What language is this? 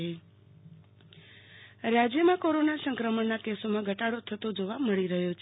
Gujarati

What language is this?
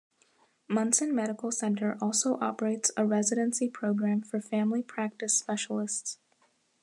English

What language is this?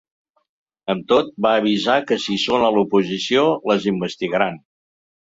Catalan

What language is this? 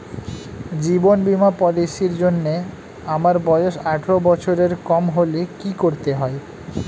Bangla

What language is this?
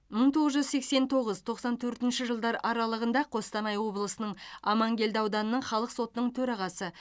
Kazakh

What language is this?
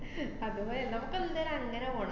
Malayalam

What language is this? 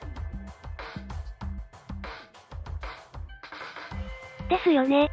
Japanese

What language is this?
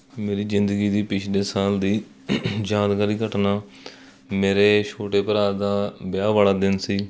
Punjabi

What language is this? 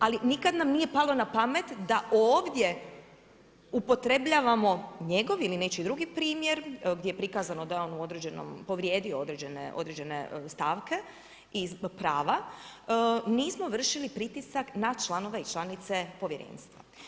Croatian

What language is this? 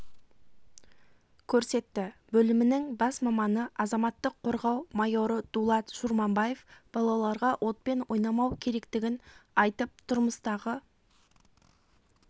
Kazakh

